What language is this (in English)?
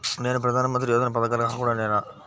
Telugu